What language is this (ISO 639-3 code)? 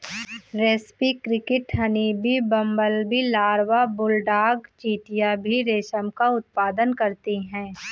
hin